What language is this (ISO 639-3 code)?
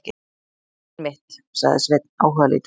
isl